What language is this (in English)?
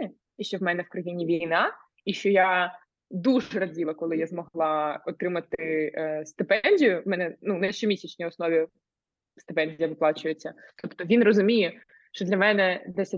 Ukrainian